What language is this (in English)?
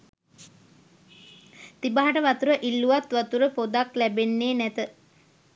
Sinhala